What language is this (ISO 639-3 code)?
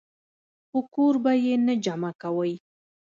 pus